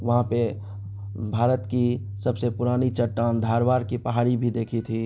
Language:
Urdu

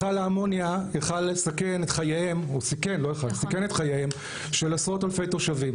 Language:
Hebrew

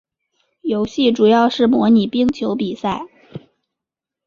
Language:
Chinese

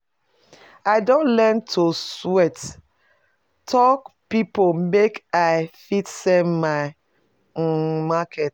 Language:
Nigerian Pidgin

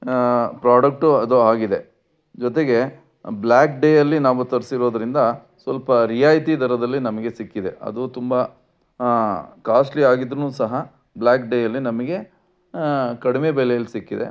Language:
Kannada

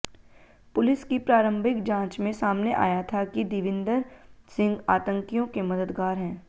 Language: Hindi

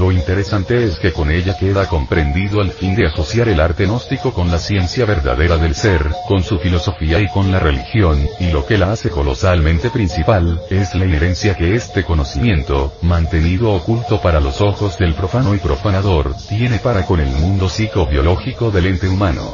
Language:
Spanish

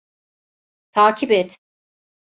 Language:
Turkish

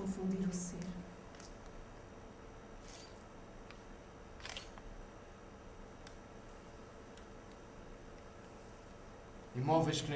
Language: Portuguese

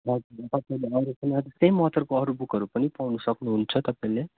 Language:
Nepali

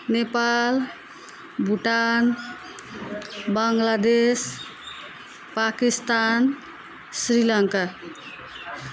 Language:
Nepali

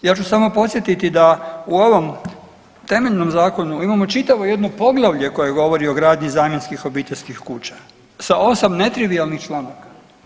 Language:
Croatian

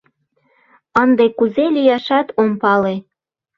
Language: Mari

